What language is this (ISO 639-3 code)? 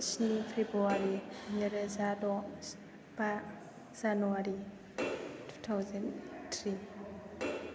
brx